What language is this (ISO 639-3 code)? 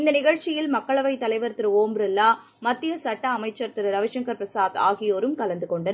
tam